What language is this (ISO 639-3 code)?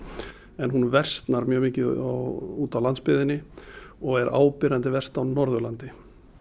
isl